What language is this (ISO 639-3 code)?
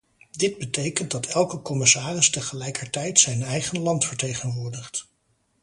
nld